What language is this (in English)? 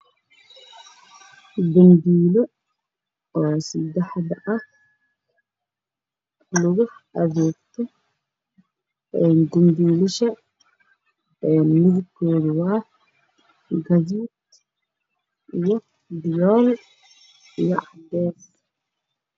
Somali